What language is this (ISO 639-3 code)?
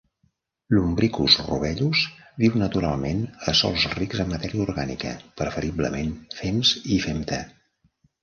cat